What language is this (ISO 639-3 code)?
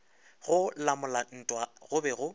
nso